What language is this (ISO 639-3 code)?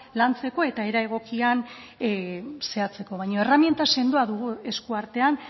eus